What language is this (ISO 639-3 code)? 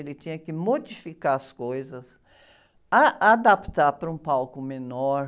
por